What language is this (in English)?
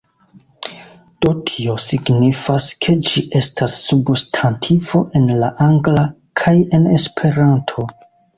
Esperanto